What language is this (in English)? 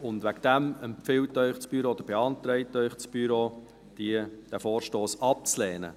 Swiss German